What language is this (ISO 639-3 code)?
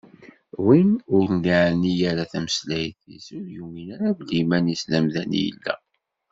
kab